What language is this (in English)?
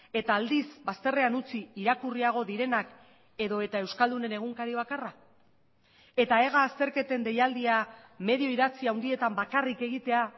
Basque